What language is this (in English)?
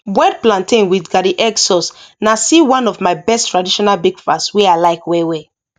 Nigerian Pidgin